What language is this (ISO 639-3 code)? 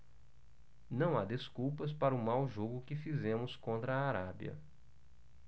por